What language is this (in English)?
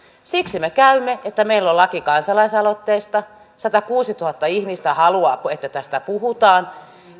Finnish